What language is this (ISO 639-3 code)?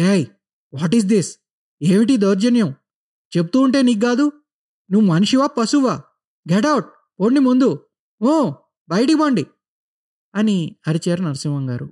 tel